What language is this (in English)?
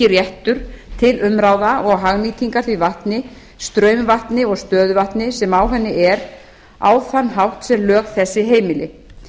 Icelandic